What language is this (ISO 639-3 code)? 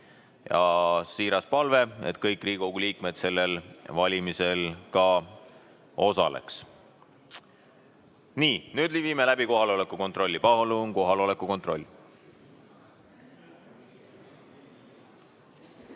est